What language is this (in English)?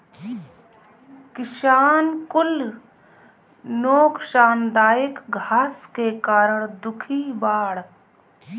Bhojpuri